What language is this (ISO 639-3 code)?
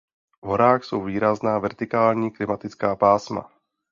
ces